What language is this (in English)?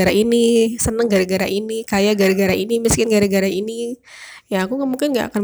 Indonesian